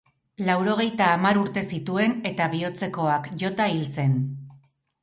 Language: Basque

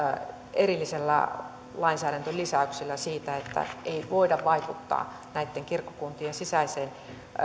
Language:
Finnish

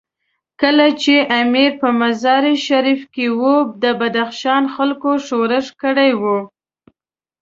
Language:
Pashto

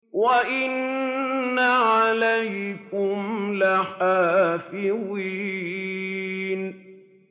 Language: Arabic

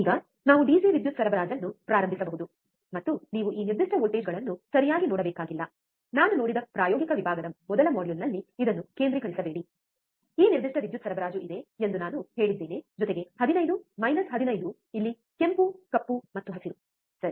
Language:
Kannada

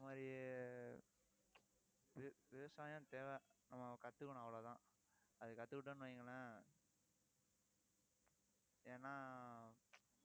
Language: Tamil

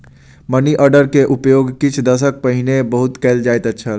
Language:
Maithili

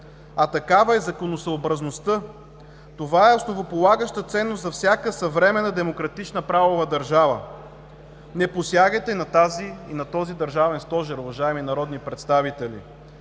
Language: Bulgarian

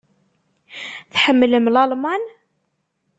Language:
Kabyle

